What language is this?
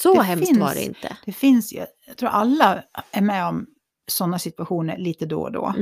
Swedish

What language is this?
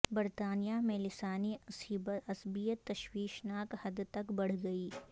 Urdu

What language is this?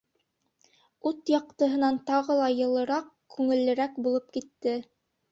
Bashkir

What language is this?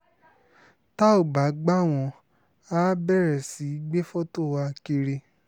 Yoruba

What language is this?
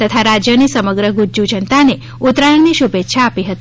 Gujarati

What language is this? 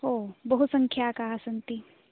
Sanskrit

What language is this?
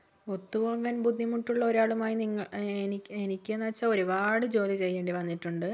Malayalam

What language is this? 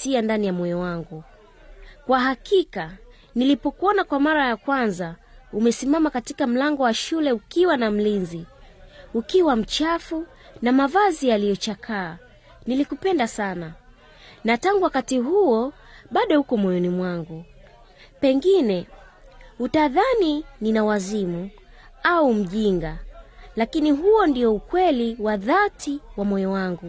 Swahili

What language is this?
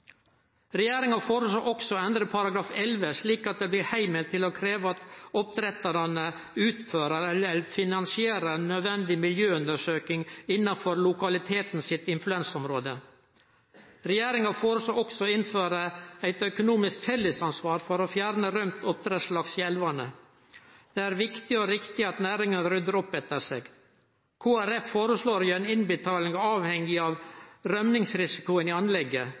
Norwegian Nynorsk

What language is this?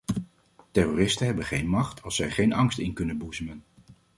Dutch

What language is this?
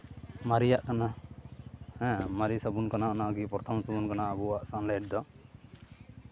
Santali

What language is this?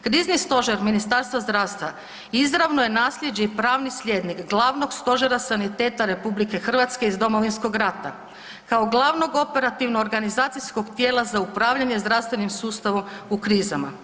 Croatian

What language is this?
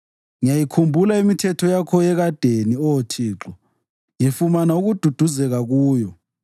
North Ndebele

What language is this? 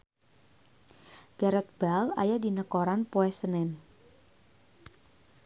Sundanese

